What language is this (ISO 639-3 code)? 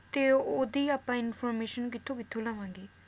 pan